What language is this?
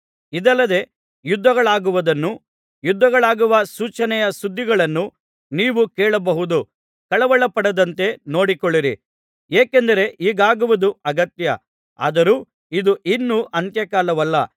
Kannada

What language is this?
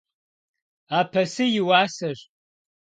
Kabardian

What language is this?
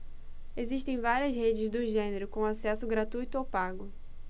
Portuguese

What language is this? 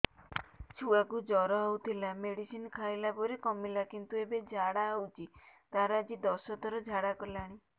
Odia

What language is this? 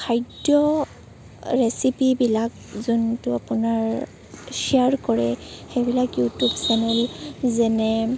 Assamese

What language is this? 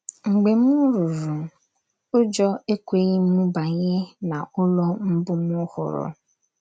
Igbo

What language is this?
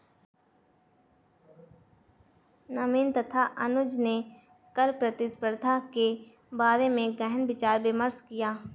Hindi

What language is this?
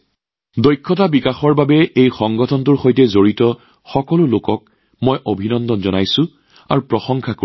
Assamese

